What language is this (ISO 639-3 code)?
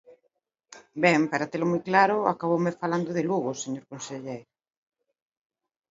glg